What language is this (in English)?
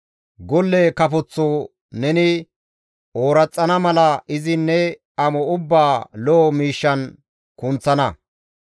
Gamo